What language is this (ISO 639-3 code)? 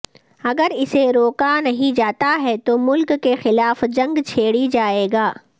urd